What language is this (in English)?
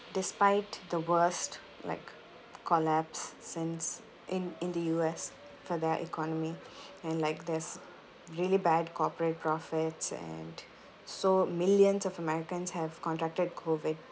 English